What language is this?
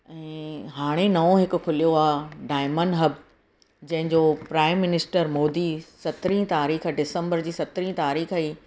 Sindhi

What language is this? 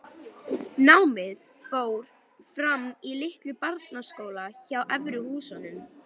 Icelandic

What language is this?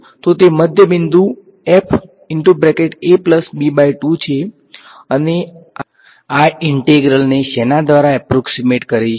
Gujarati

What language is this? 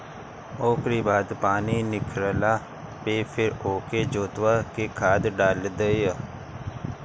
Bhojpuri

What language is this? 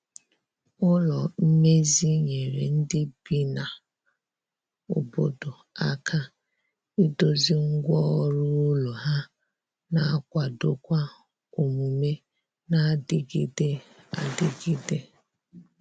Igbo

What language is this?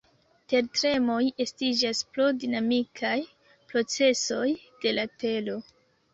Esperanto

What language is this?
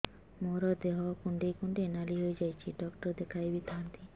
Odia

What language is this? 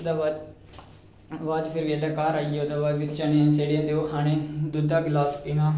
Dogri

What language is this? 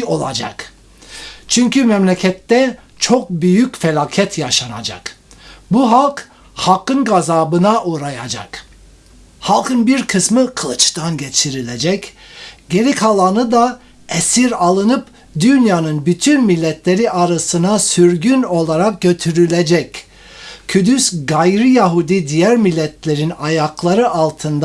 Turkish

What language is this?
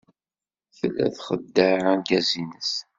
Kabyle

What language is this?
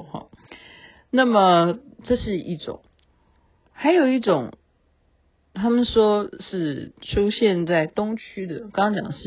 Chinese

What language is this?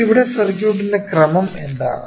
Malayalam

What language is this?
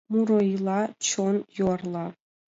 Mari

